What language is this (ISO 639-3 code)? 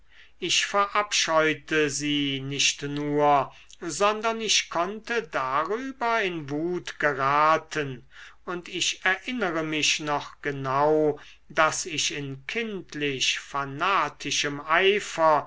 deu